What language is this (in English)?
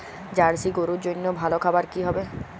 Bangla